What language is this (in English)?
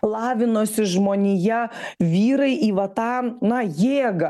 Lithuanian